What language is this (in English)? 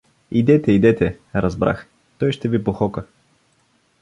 Bulgarian